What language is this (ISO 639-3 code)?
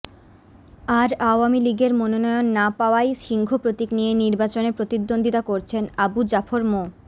ben